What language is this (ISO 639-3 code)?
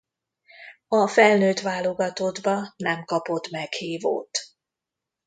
hun